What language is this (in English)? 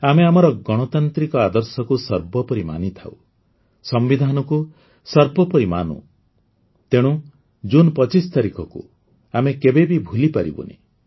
Odia